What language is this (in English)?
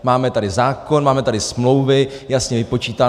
Czech